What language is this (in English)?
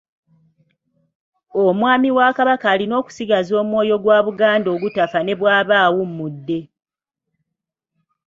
Ganda